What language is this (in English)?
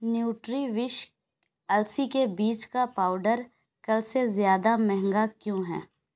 Urdu